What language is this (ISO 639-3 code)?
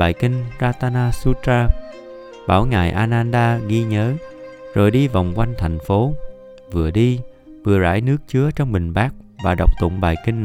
vie